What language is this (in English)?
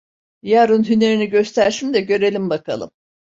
Turkish